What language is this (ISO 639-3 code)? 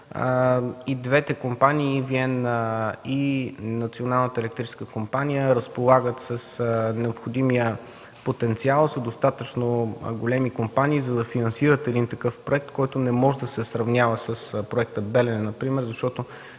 bul